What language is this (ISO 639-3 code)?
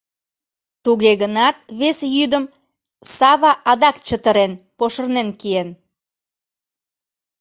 chm